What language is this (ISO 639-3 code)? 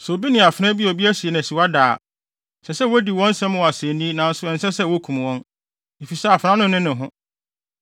aka